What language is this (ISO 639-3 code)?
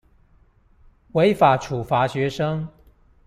zho